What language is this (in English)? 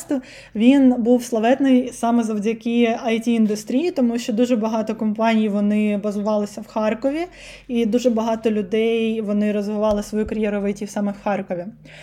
Ukrainian